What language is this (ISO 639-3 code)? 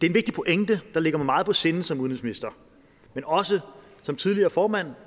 dan